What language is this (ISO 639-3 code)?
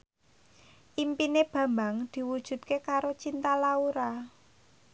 jav